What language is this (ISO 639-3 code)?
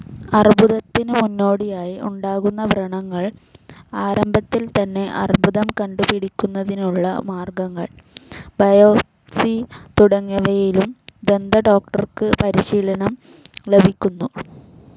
mal